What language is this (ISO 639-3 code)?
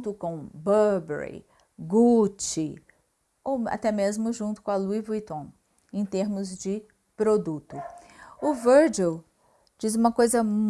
por